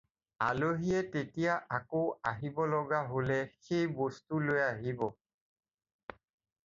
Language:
Assamese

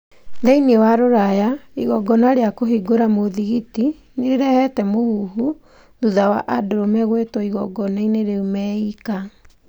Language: Kikuyu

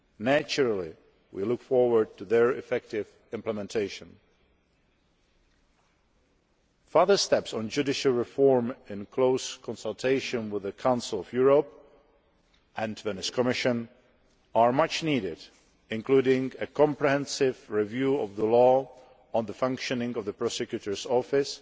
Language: English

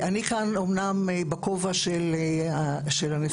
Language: Hebrew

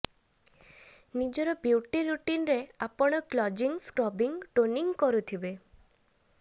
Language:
Odia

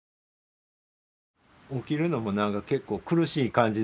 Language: Japanese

